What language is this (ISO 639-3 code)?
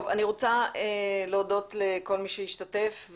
heb